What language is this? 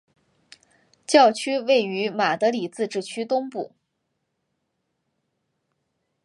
Chinese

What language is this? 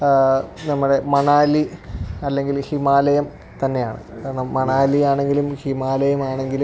Malayalam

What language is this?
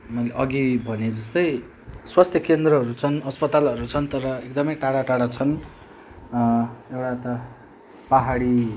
Nepali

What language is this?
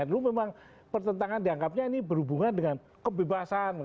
Indonesian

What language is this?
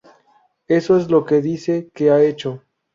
Spanish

